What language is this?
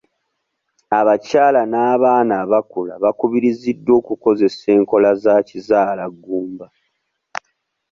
Ganda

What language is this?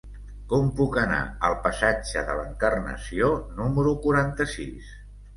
Catalan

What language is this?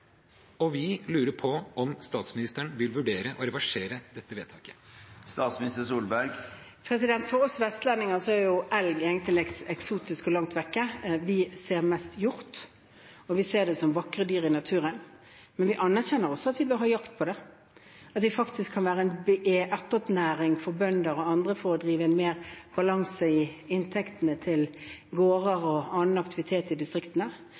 Norwegian Bokmål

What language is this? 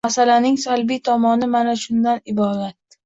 Uzbek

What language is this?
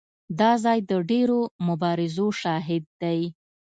Pashto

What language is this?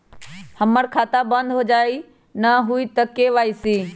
Magahi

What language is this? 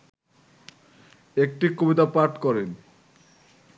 Bangla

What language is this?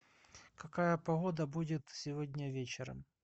Russian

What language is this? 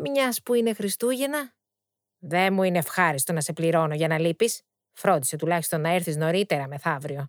Greek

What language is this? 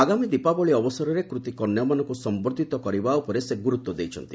Odia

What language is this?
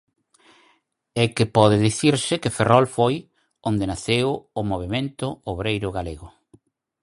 Galician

